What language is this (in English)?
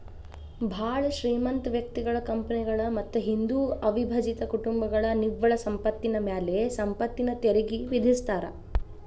Kannada